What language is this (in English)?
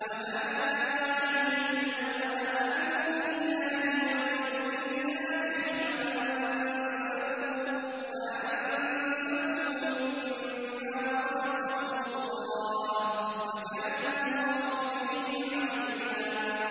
Arabic